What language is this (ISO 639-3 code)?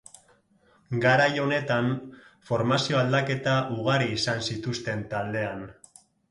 eus